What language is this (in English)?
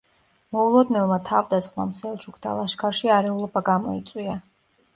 Georgian